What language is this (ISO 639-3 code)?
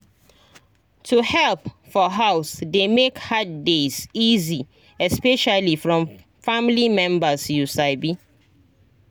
pcm